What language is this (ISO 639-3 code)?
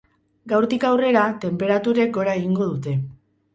eus